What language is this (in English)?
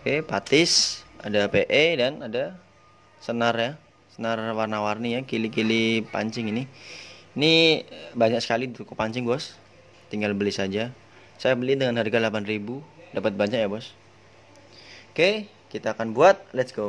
Indonesian